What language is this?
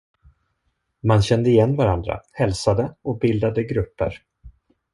Swedish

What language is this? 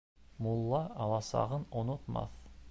Bashkir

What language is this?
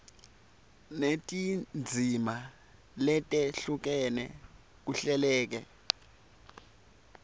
Swati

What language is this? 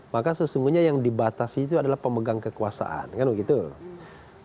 Indonesian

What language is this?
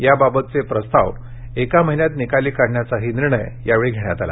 Marathi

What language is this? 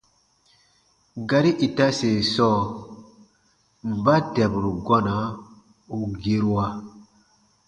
Baatonum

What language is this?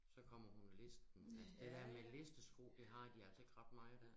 Danish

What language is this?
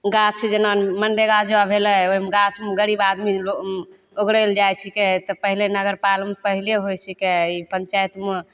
Maithili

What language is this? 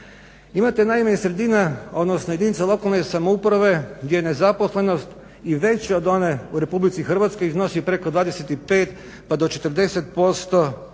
Croatian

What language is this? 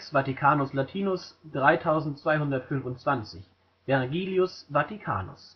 German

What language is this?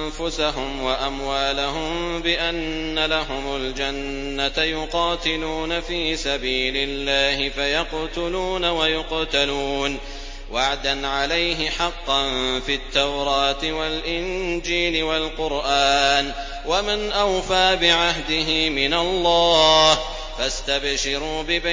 Arabic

